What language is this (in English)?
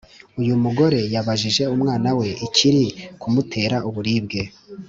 Kinyarwanda